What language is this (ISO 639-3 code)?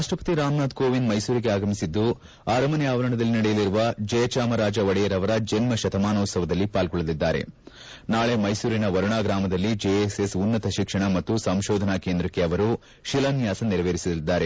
kan